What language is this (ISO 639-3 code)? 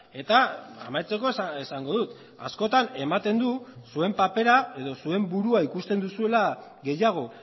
eus